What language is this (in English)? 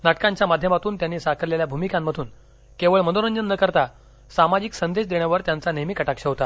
Marathi